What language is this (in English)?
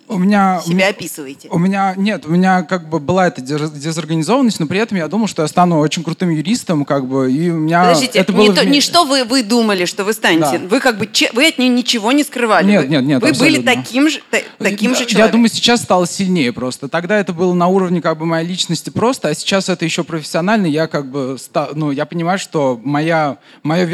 Russian